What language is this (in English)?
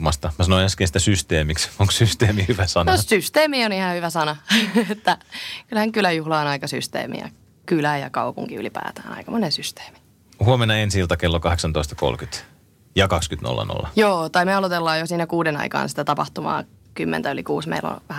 Finnish